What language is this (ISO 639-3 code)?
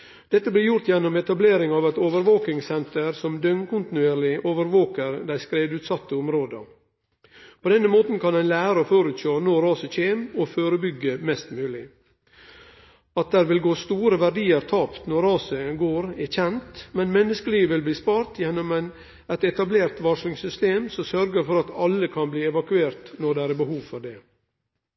nno